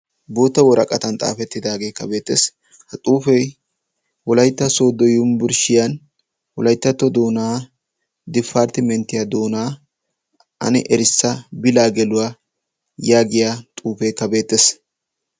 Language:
Wolaytta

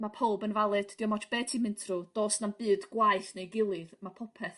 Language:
Welsh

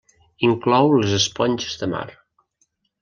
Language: Catalan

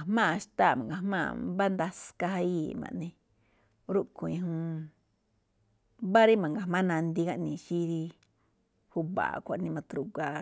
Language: Malinaltepec Me'phaa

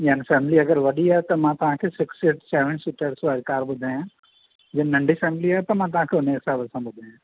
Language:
Sindhi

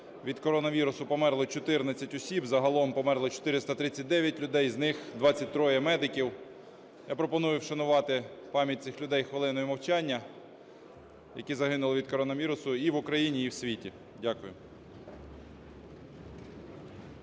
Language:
Ukrainian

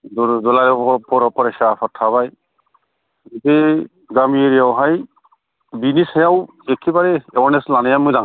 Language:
Bodo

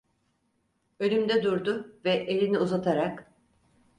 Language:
Turkish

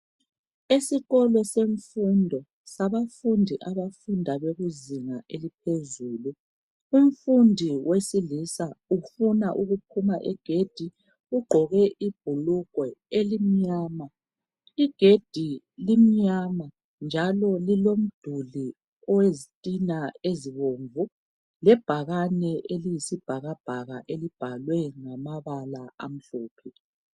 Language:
North Ndebele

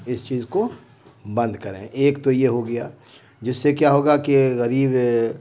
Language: Urdu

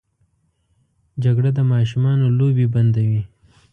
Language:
Pashto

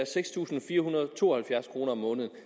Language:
Danish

